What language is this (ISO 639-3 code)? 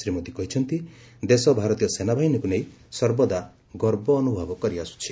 ori